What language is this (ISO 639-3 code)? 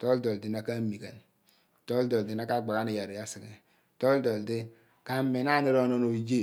abn